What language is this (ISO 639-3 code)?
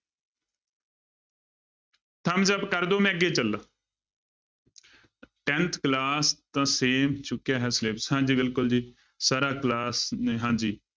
pan